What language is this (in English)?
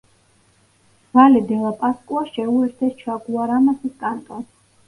Georgian